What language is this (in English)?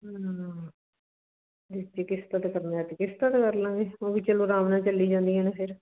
Punjabi